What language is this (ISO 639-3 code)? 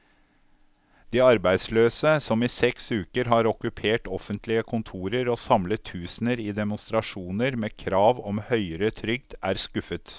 nor